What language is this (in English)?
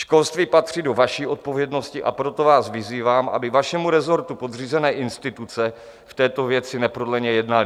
Czech